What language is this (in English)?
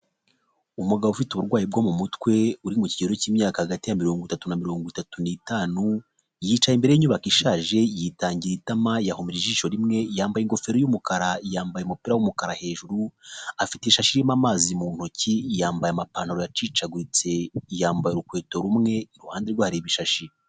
Kinyarwanda